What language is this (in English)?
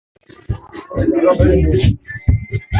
Yangben